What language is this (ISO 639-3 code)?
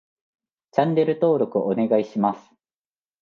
jpn